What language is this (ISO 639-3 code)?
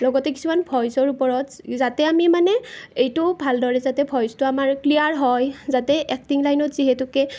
asm